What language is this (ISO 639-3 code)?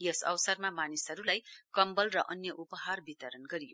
nep